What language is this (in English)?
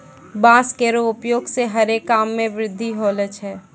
Maithili